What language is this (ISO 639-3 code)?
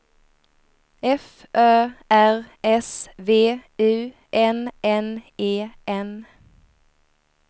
swe